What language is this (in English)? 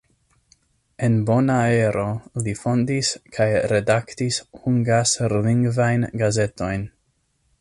Esperanto